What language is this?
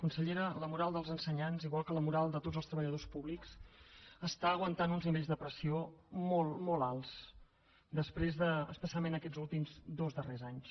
Catalan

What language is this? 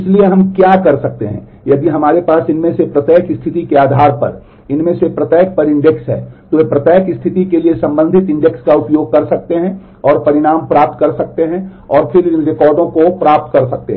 Hindi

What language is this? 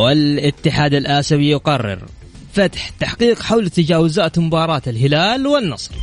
Arabic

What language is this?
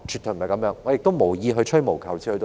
Cantonese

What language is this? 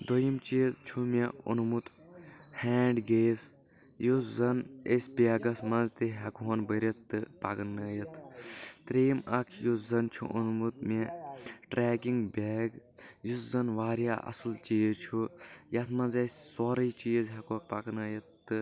Kashmiri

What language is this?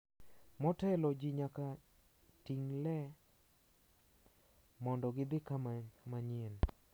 Luo (Kenya and Tanzania)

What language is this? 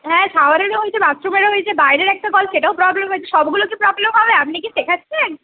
Bangla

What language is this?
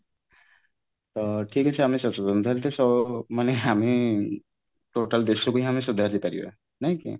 Odia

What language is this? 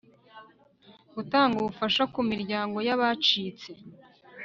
Kinyarwanda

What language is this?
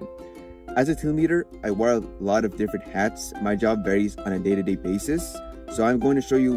English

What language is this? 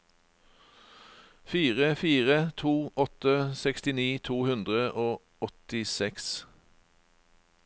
Norwegian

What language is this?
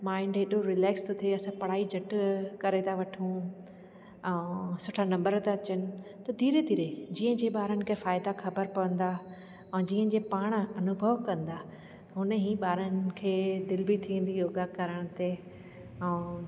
Sindhi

